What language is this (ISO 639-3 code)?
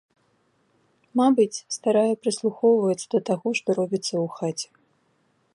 bel